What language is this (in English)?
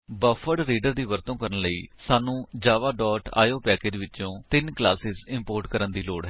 Punjabi